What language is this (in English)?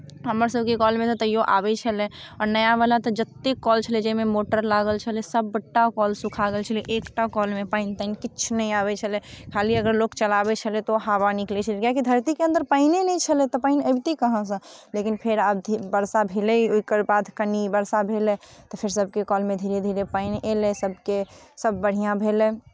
Maithili